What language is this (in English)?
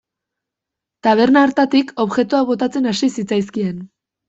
Basque